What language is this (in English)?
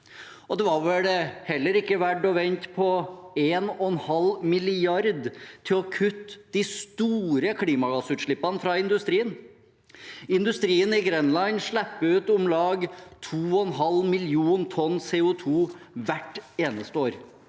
Norwegian